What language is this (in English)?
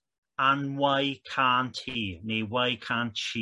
Welsh